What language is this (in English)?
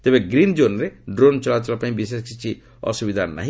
Odia